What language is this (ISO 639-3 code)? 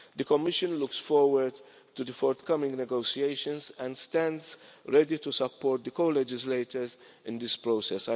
eng